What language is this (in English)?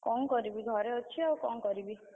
Odia